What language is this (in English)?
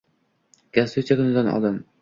Uzbek